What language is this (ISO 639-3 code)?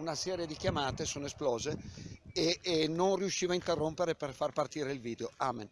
ita